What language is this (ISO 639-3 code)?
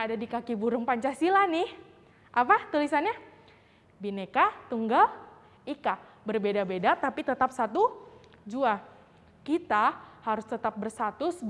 ind